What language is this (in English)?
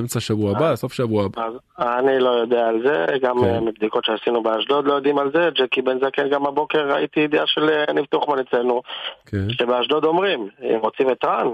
Hebrew